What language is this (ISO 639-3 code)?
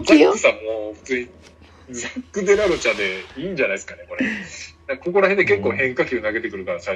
jpn